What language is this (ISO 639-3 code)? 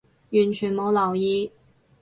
yue